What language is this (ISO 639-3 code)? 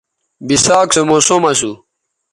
btv